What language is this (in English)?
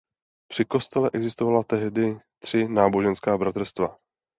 Czech